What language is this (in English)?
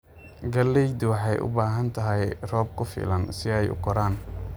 Somali